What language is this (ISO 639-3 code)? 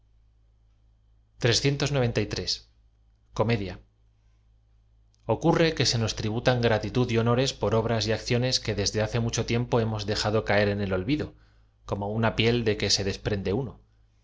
spa